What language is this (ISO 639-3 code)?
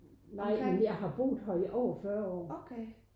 dan